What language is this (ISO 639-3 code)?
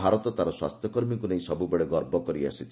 ori